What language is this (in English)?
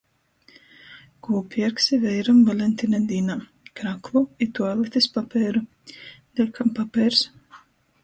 Latgalian